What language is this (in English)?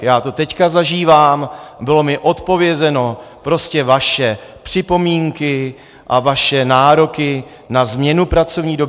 Czech